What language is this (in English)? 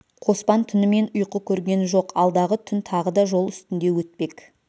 Kazakh